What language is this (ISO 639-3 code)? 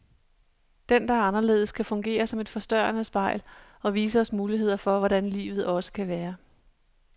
dan